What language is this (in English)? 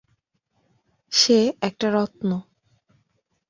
Bangla